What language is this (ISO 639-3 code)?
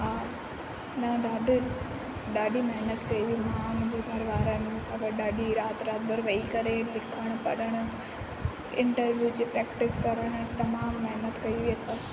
snd